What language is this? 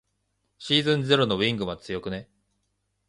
Japanese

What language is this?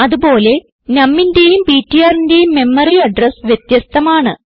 Malayalam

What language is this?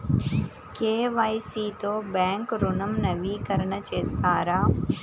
Telugu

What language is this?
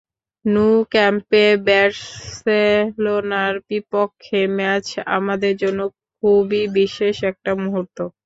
Bangla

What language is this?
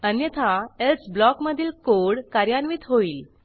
Marathi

